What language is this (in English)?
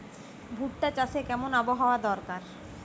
Bangla